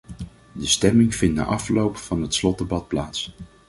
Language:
Dutch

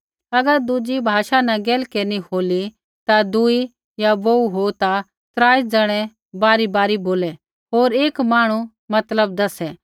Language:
Kullu Pahari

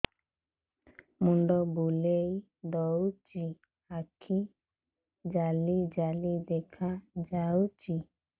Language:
Odia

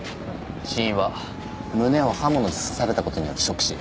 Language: Japanese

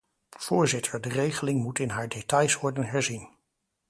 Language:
Dutch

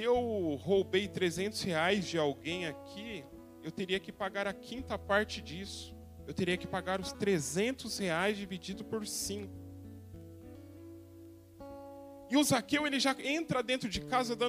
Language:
Portuguese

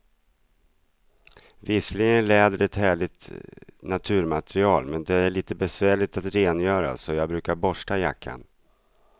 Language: Swedish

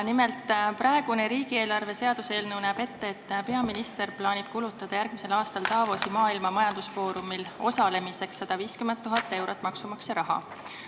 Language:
Estonian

